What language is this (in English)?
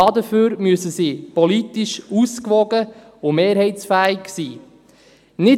Swiss German